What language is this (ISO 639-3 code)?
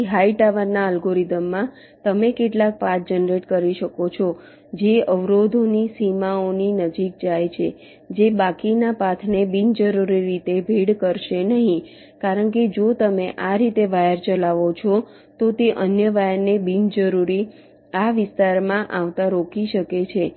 guj